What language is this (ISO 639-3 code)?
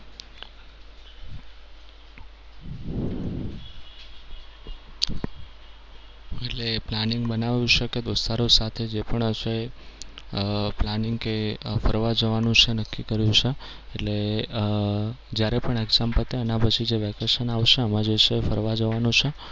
guj